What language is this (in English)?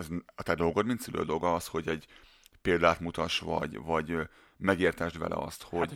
Hungarian